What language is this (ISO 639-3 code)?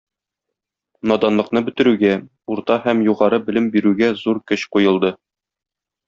tat